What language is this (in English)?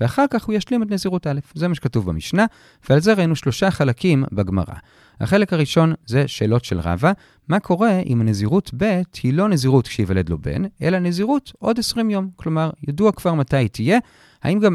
Hebrew